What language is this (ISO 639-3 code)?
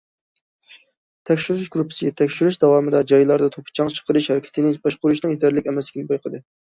uig